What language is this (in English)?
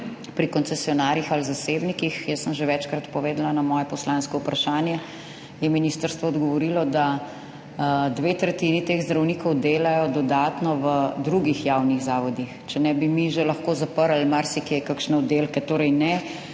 Slovenian